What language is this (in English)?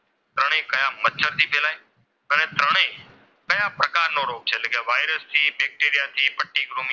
Gujarati